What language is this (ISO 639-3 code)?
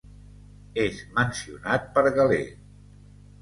cat